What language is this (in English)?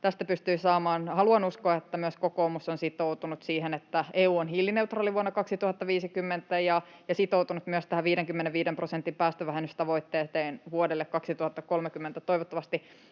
Finnish